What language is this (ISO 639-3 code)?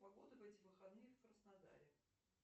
rus